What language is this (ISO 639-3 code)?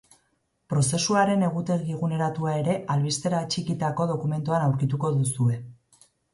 eus